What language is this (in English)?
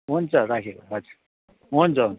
Nepali